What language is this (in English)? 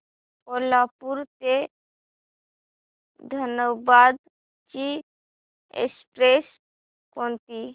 Marathi